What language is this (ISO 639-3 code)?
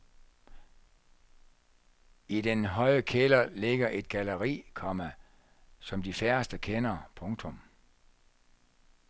dan